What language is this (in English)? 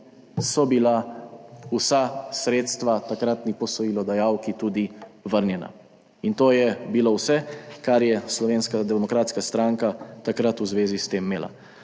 Slovenian